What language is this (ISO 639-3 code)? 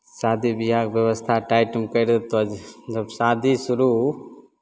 mai